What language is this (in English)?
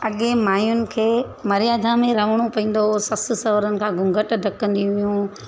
Sindhi